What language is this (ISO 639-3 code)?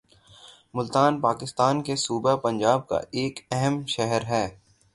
urd